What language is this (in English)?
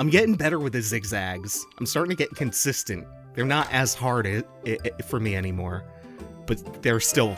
English